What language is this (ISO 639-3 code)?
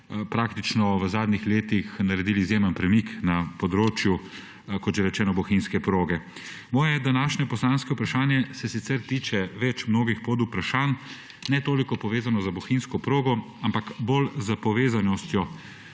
slv